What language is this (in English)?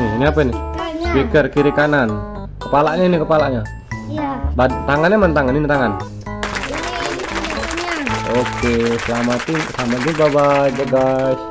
Indonesian